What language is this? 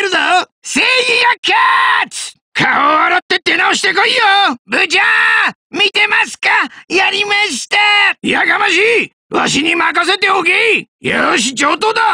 Japanese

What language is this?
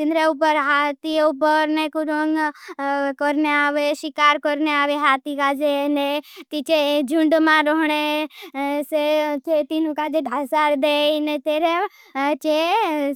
Bhili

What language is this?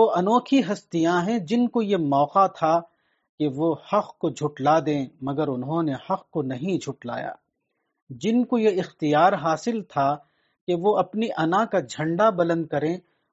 Urdu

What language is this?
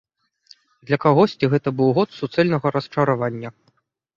Belarusian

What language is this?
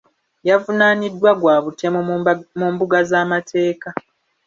Ganda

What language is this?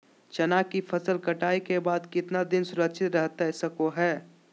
Magahi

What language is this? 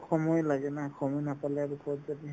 Assamese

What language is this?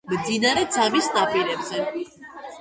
Georgian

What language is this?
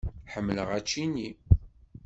Kabyle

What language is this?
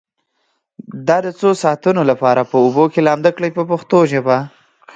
Pashto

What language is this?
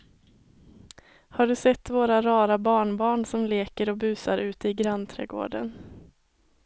Swedish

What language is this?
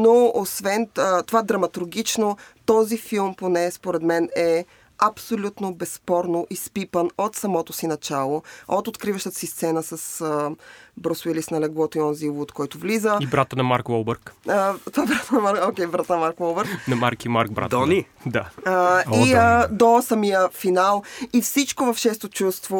Bulgarian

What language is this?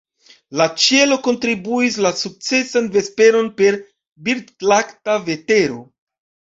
Esperanto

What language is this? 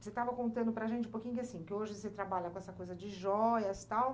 Portuguese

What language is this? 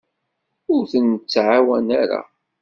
Kabyle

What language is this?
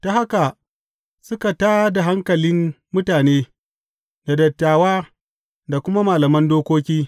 Hausa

